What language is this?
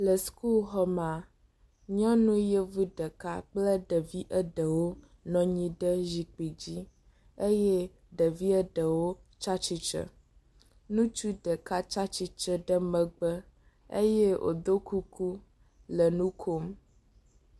Ewe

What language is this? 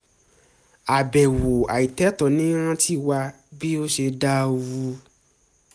Yoruba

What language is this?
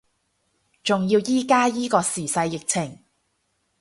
Cantonese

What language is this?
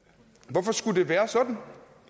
Danish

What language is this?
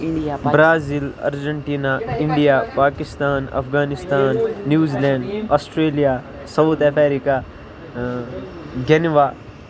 Kashmiri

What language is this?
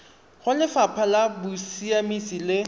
Tswana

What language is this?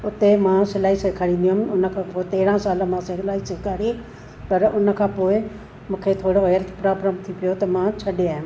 Sindhi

